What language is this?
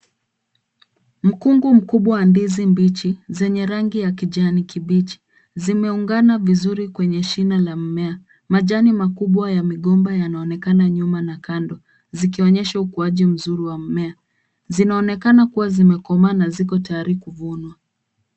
Swahili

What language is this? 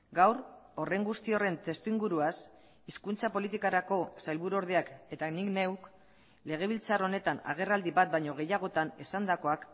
Basque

